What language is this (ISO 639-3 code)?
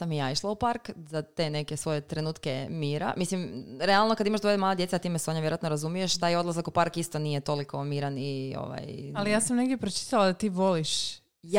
hrv